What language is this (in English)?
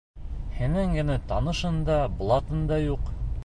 Bashkir